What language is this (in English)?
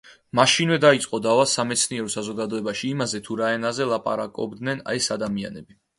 Georgian